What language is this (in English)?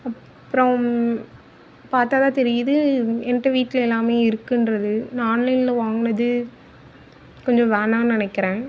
Tamil